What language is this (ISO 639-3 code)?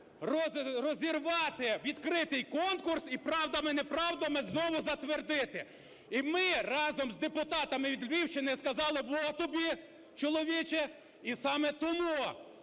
ukr